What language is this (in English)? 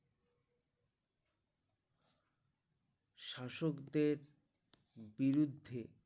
Bangla